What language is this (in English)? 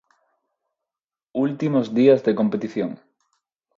Galician